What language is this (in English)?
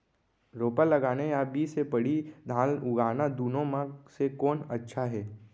Chhattisgarhi